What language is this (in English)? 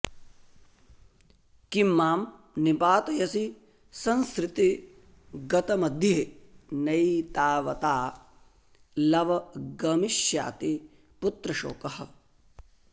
Sanskrit